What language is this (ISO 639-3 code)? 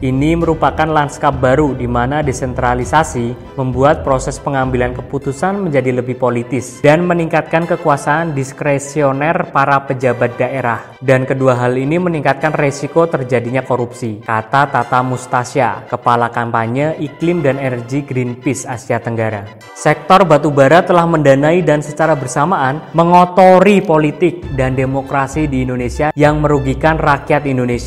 ind